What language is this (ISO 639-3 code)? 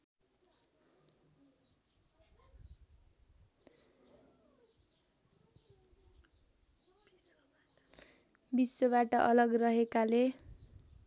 nep